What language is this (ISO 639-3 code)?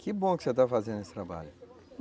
por